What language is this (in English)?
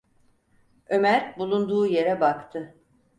Turkish